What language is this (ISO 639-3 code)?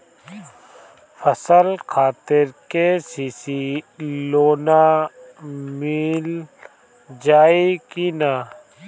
bho